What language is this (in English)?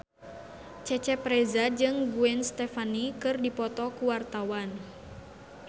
Sundanese